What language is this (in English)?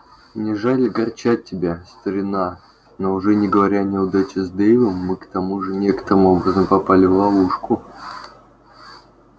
Russian